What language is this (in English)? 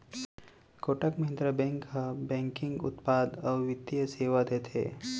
Chhattisgarhi